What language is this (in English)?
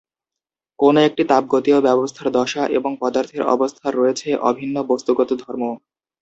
Bangla